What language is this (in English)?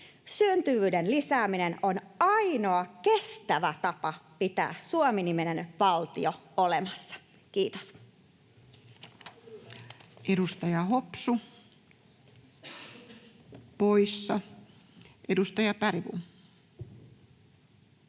Finnish